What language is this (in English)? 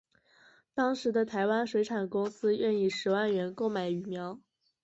Chinese